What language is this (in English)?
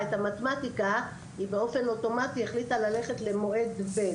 Hebrew